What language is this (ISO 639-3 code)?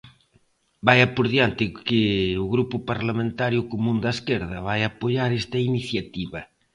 glg